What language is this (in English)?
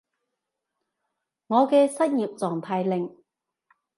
Cantonese